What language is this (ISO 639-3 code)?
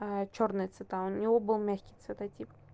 rus